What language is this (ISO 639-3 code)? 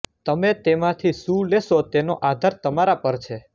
guj